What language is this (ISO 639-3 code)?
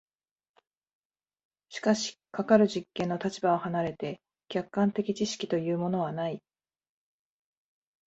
jpn